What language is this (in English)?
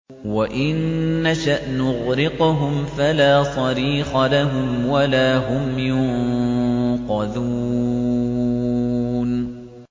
Arabic